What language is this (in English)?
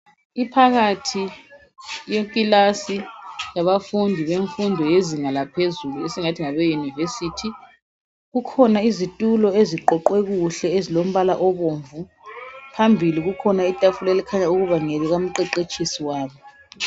North Ndebele